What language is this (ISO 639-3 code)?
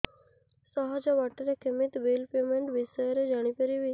ori